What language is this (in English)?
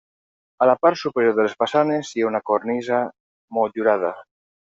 Catalan